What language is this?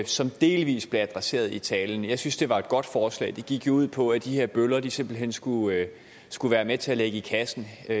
Danish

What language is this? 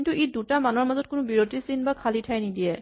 Assamese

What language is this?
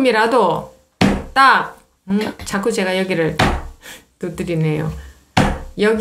Korean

